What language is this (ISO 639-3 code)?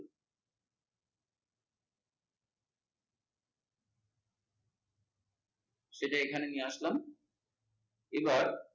ben